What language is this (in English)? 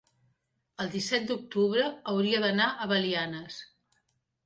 Catalan